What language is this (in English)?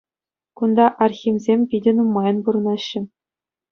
Chuvash